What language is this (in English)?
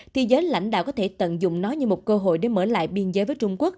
Vietnamese